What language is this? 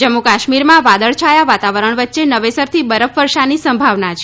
Gujarati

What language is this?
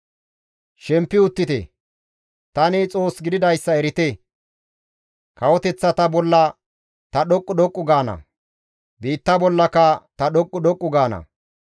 Gamo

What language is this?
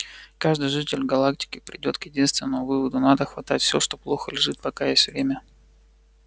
Russian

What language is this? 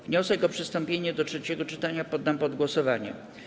Polish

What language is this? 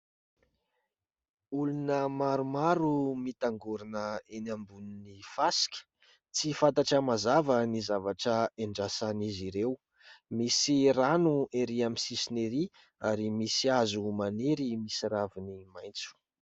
Malagasy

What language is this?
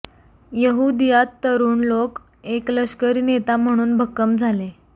Marathi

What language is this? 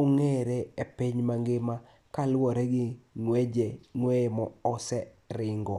Luo (Kenya and Tanzania)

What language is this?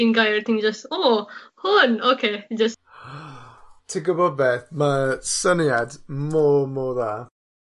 Welsh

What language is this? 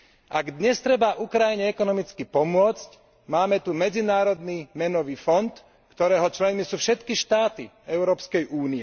Slovak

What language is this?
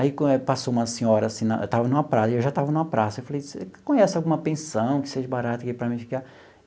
Portuguese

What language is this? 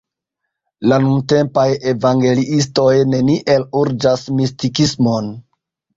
Esperanto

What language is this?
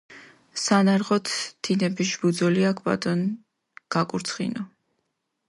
Mingrelian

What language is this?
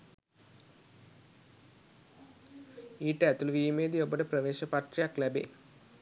Sinhala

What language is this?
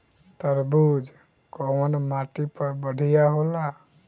Bhojpuri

